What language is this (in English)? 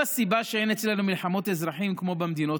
Hebrew